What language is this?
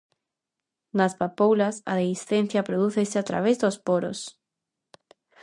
Galician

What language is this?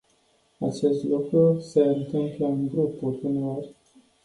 Romanian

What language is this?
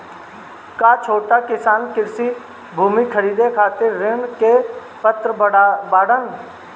Bhojpuri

